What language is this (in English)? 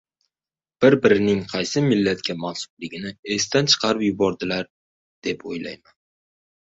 Uzbek